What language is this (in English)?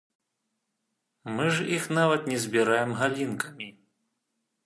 Belarusian